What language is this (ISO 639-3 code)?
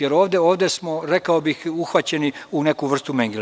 srp